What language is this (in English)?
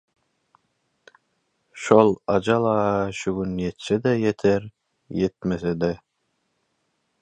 Turkmen